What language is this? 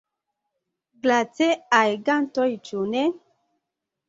Esperanto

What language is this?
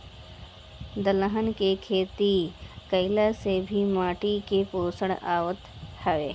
Bhojpuri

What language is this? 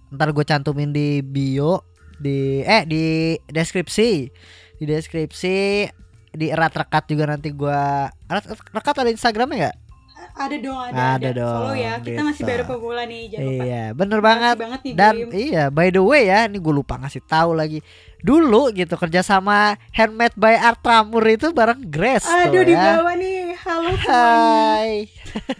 Indonesian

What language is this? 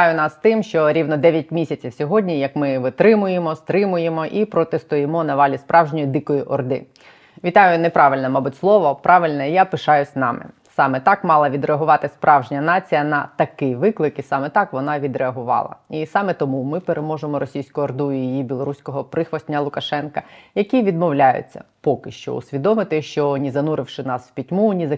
Ukrainian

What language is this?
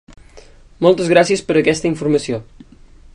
Catalan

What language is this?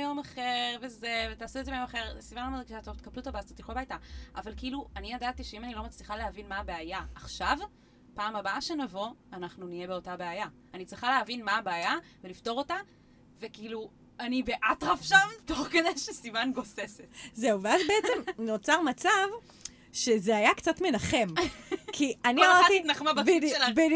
Hebrew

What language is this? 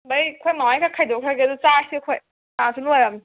Manipuri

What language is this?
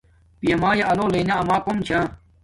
Domaaki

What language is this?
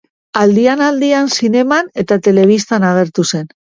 Basque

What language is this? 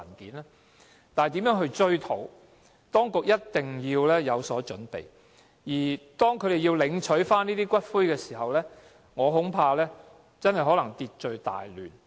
Cantonese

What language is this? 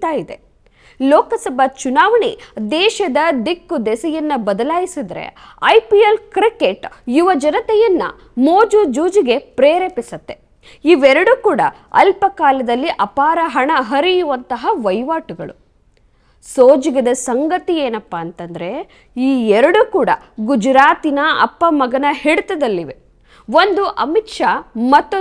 Kannada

